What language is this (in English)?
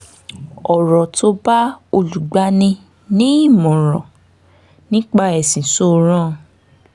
Yoruba